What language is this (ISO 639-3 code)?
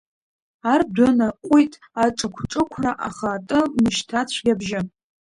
abk